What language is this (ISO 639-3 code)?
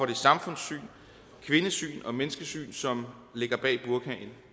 dan